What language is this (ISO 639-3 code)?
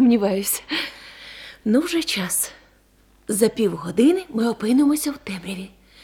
ukr